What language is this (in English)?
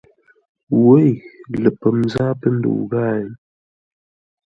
Ngombale